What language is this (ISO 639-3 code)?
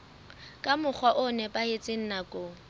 sot